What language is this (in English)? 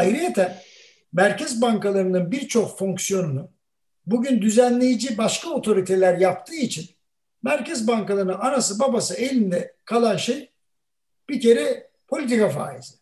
Turkish